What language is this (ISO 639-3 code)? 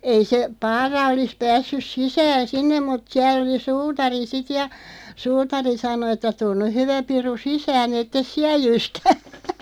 fin